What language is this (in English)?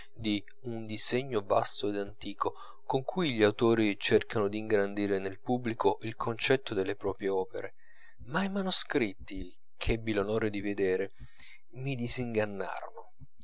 Italian